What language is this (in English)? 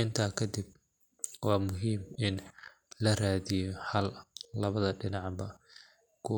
Somali